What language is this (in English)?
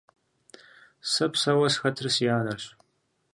Kabardian